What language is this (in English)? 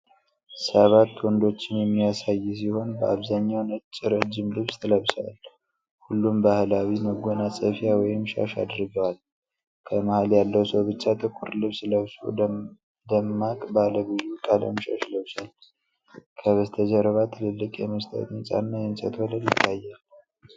Amharic